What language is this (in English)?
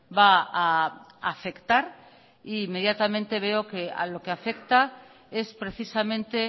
Spanish